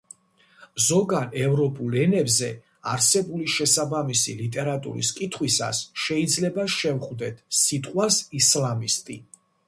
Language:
Georgian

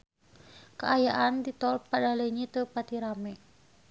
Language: Sundanese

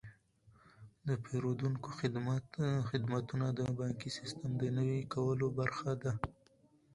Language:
Pashto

